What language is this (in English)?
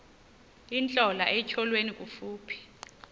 Xhosa